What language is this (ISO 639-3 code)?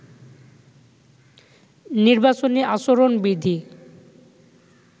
ben